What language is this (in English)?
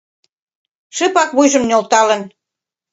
Mari